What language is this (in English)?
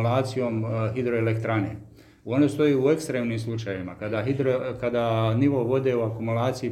Croatian